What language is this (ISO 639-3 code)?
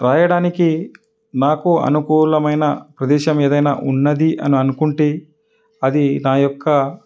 tel